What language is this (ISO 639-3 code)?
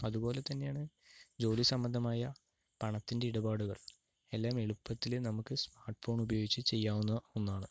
mal